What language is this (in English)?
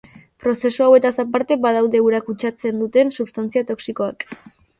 Basque